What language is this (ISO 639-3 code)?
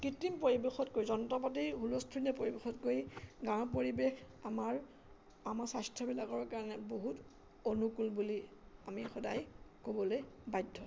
asm